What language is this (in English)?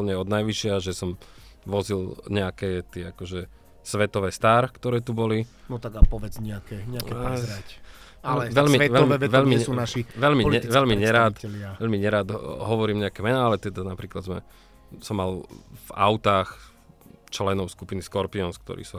Slovak